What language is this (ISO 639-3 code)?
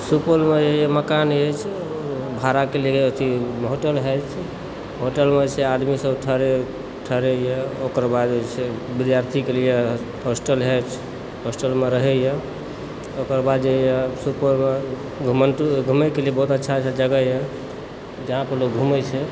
mai